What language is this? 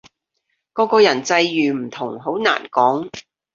Cantonese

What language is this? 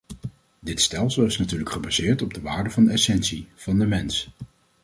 Dutch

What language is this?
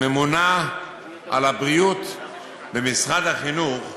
Hebrew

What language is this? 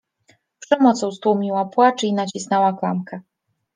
Polish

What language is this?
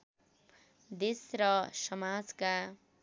Nepali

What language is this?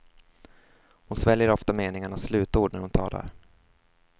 Swedish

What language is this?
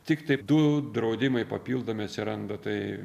Lithuanian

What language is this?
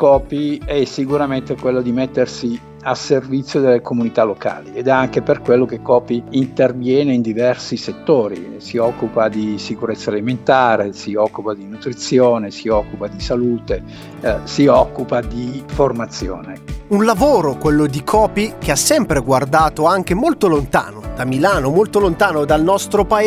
Italian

